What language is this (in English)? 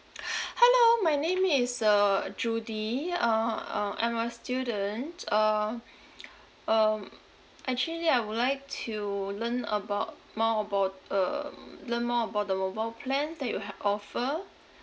English